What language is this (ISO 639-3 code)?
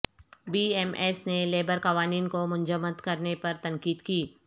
urd